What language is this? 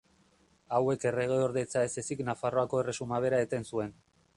Basque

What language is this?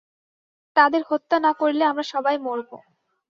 Bangla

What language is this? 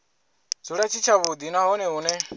Venda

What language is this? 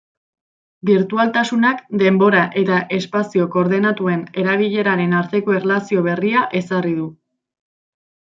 Basque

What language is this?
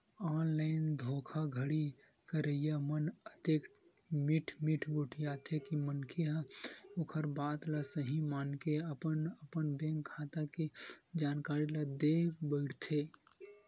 Chhattisgarhi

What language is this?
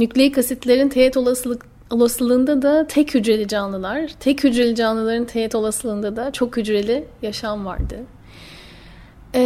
Turkish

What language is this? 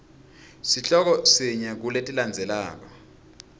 Swati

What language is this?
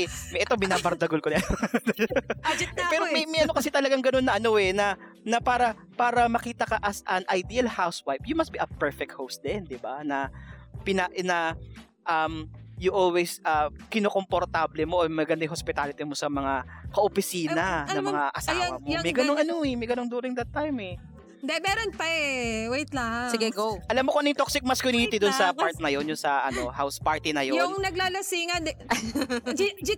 Filipino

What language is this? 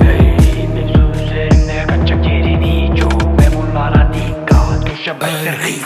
Turkish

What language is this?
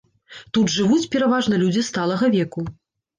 Belarusian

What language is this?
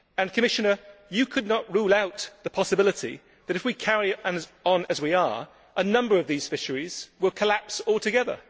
English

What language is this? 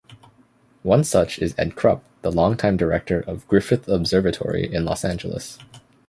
English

